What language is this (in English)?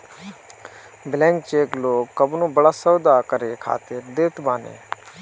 Bhojpuri